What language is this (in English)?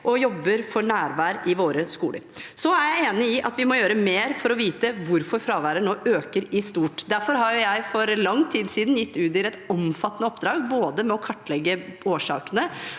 Norwegian